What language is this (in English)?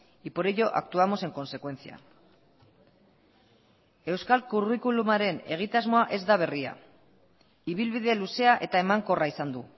Basque